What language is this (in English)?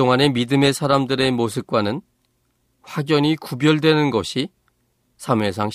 Korean